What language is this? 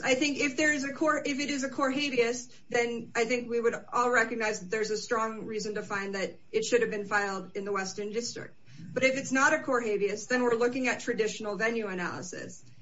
English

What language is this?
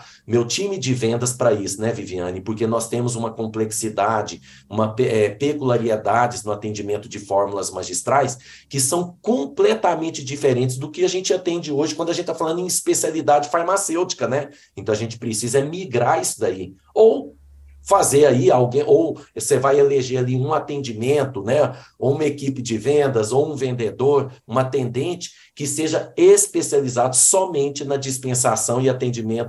Portuguese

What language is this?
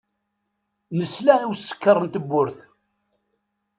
Kabyle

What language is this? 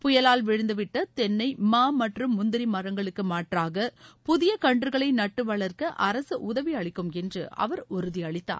Tamil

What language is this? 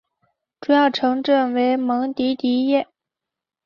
Chinese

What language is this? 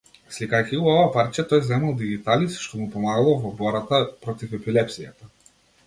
Macedonian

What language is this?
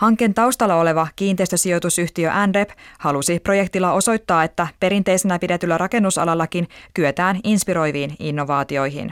Finnish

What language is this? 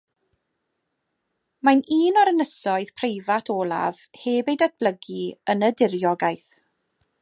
Welsh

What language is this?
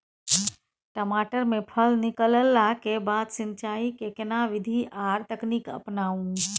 Maithili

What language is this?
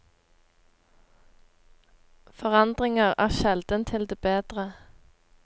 Norwegian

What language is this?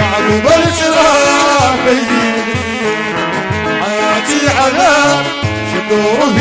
Arabic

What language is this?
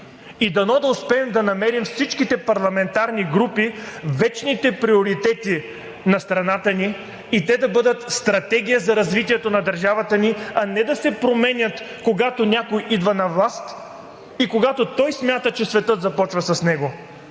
Bulgarian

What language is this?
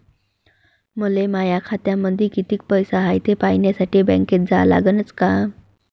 Marathi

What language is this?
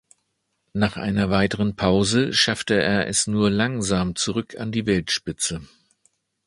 German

